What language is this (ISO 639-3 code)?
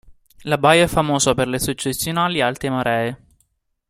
ita